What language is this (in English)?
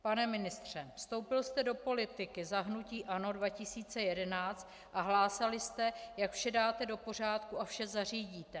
Czech